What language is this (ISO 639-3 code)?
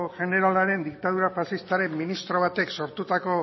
eus